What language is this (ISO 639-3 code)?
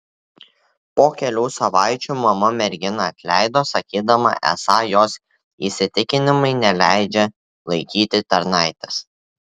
lit